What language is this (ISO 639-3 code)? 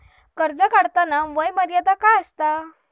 mar